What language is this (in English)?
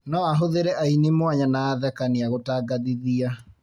Kikuyu